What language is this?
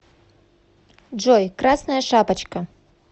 Russian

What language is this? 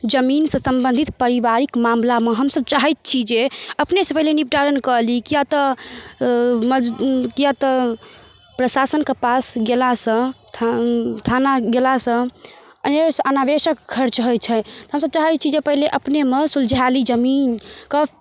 Maithili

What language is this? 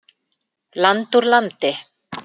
Icelandic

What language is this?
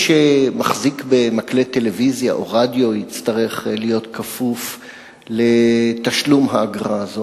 Hebrew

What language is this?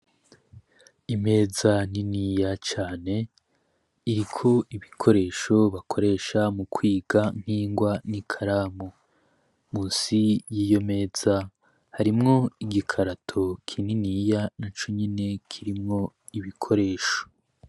Rundi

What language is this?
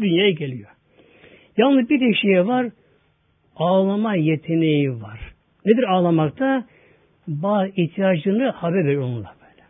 Turkish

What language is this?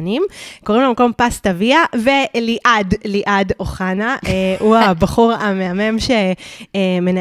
Hebrew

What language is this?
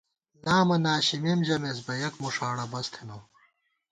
Gawar-Bati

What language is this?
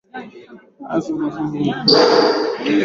Swahili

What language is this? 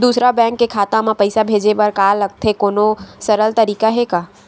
Chhattisgarhi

